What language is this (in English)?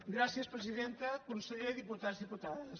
Catalan